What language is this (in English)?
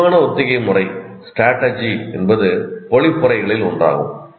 Tamil